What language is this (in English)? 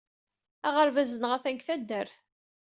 Kabyle